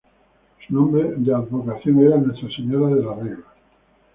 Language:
Spanish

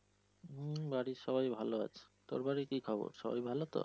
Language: Bangla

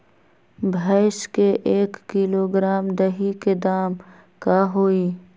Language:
Magahi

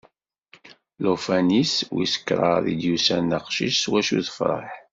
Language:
Kabyle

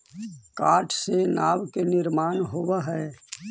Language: Magahi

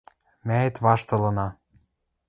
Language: Western Mari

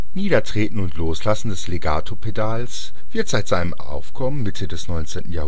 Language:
German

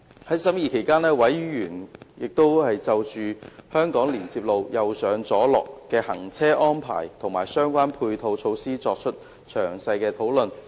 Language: Cantonese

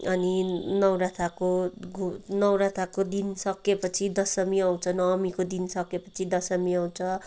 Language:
Nepali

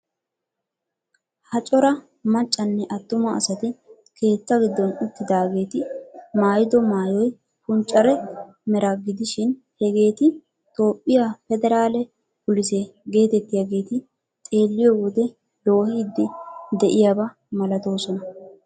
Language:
Wolaytta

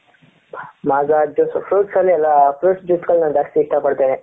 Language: Kannada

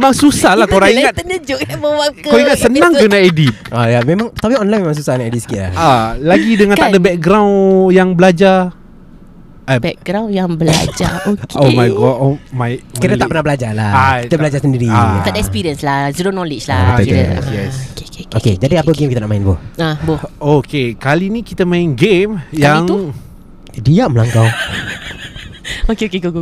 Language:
Malay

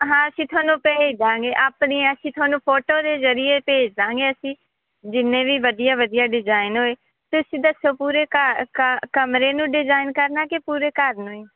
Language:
Punjabi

